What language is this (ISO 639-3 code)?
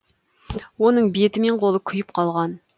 kaz